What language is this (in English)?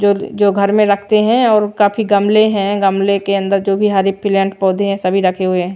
Hindi